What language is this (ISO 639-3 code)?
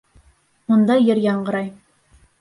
bak